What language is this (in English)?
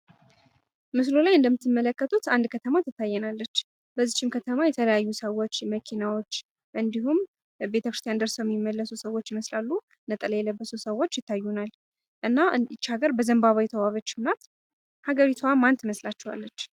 Amharic